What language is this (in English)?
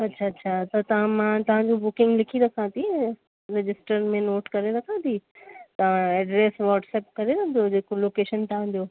Sindhi